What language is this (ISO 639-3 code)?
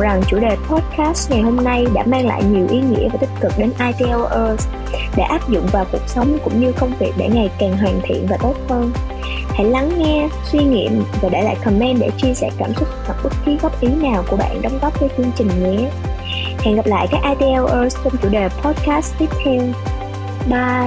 vie